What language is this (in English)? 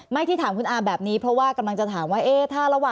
Thai